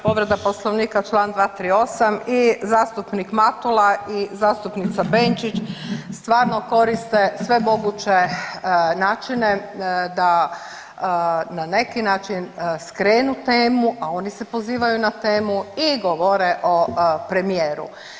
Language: Croatian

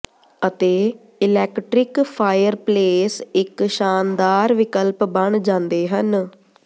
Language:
Punjabi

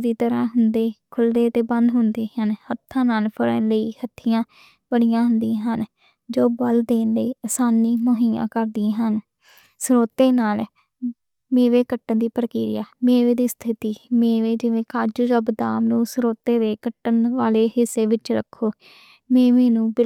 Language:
Western Panjabi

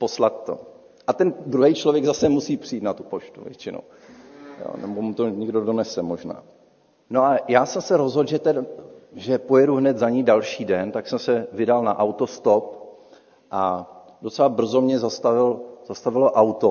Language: Czech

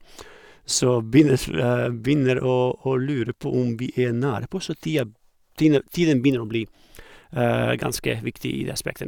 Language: Norwegian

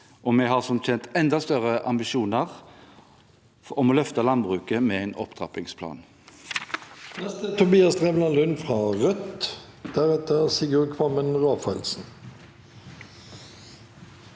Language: Norwegian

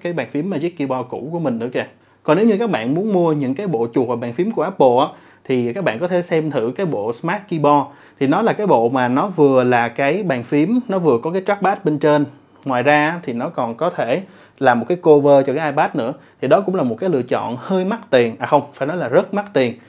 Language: Vietnamese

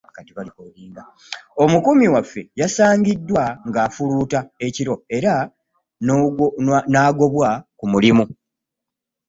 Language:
Ganda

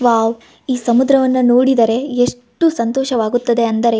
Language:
Kannada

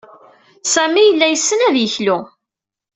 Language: Kabyle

